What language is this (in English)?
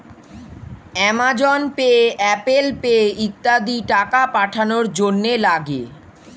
Bangla